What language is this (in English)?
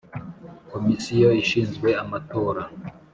Kinyarwanda